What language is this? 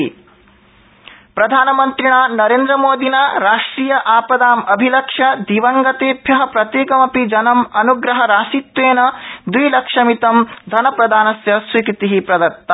Sanskrit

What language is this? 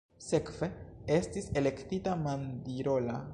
Esperanto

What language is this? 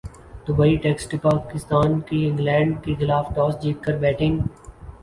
Urdu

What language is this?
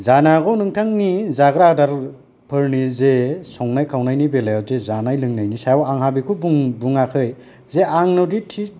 Bodo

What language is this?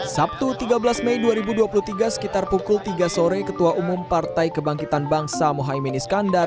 Indonesian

